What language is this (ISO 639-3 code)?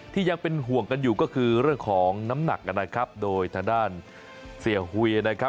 tha